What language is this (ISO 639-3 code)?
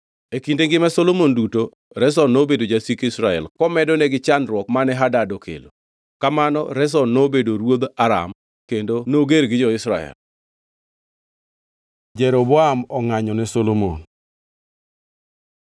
luo